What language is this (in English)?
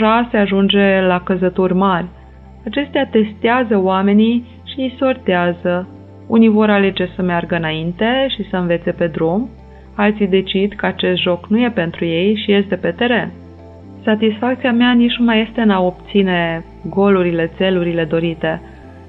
Romanian